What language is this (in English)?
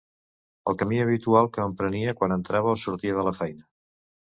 Catalan